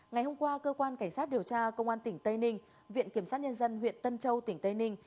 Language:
Vietnamese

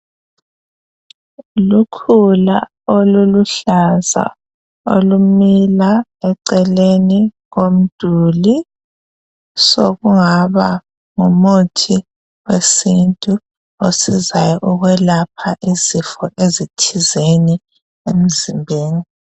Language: North Ndebele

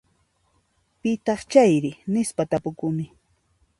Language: Puno Quechua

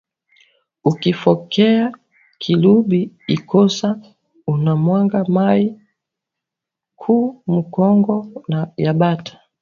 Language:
Swahili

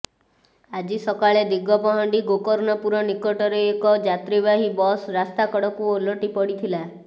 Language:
Odia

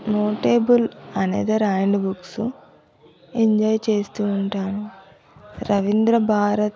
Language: Telugu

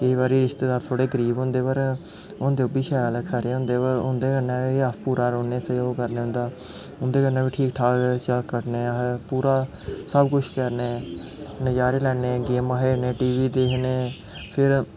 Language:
Dogri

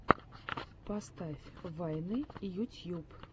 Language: Russian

